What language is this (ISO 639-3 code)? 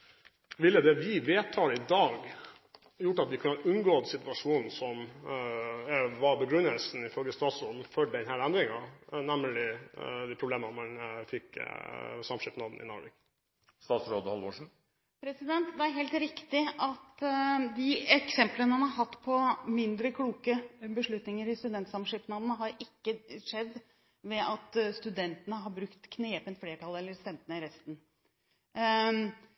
nob